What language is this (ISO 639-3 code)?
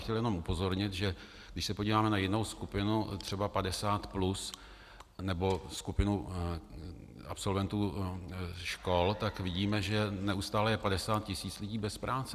ces